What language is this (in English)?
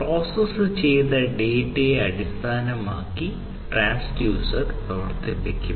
Malayalam